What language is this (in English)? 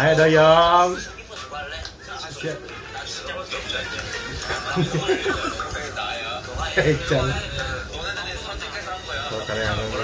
Indonesian